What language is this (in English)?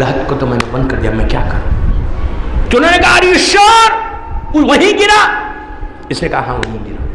Hindi